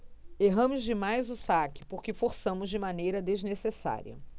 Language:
Portuguese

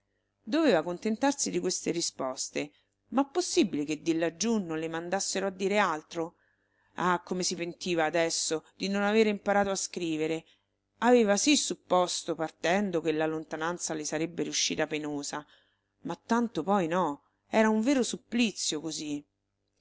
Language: Italian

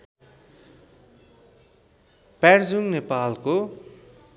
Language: Nepali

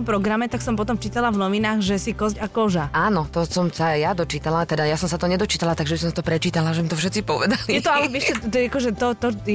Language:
Slovak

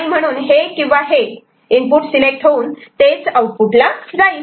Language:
Marathi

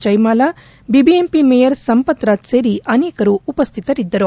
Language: Kannada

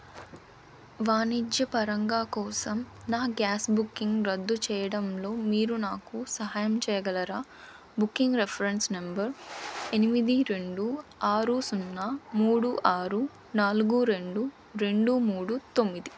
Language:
Telugu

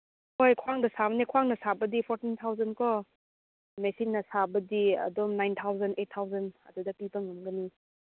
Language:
Manipuri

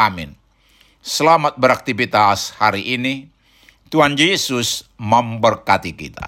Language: Indonesian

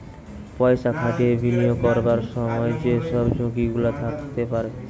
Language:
Bangla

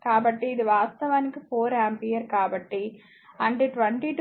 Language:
Telugu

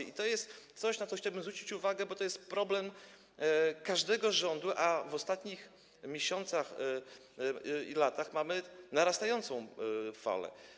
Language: Polish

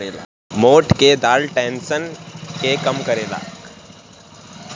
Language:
Bhojpuri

